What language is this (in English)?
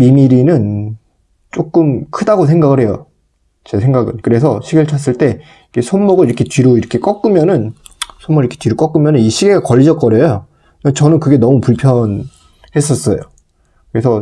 Korean